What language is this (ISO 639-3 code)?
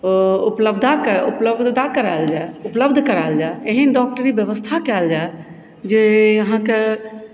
mai